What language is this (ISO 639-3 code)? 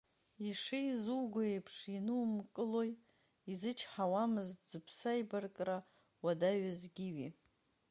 abk